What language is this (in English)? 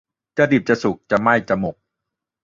Thai